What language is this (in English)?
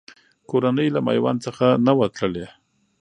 Pashto